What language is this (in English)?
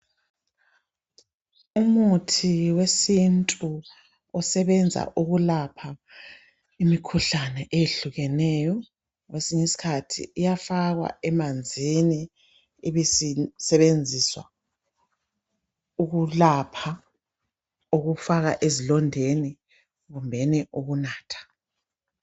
North Ndebele